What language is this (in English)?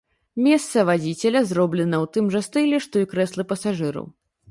Belarusian